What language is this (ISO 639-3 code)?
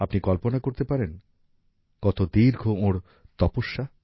ben